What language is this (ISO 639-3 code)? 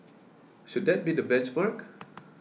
eng